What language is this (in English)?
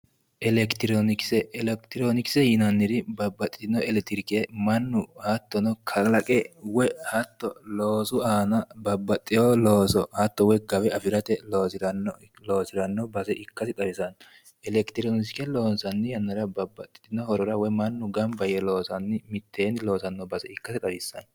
Sidamo